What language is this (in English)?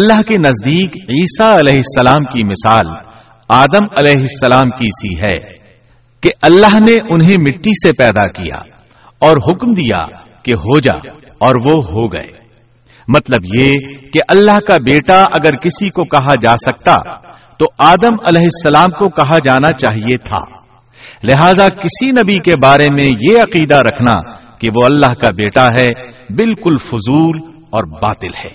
Urdu